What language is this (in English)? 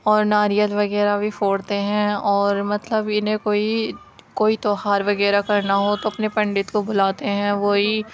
Urdu